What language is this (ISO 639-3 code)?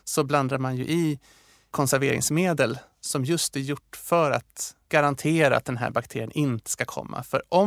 swe